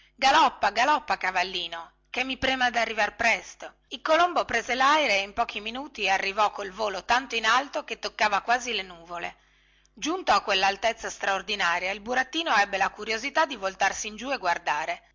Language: Italian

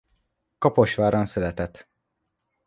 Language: Hungarian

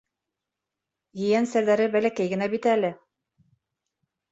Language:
Bashkir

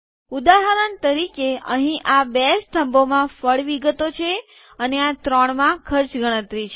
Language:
Gujarati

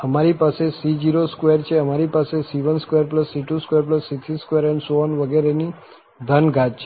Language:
Gujarati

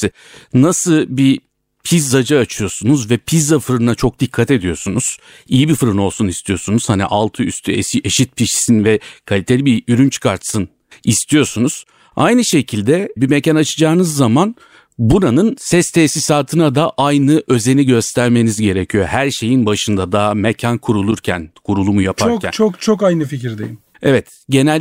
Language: Turkish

